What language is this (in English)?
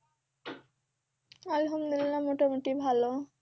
Bangla